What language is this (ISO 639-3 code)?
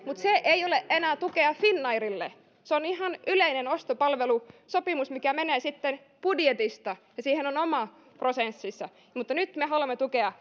fin